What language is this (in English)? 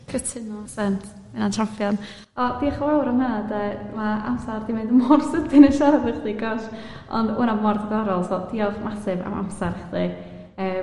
Welsh